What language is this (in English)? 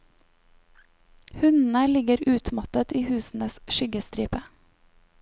Norwegian